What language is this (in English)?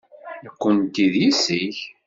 Kabyle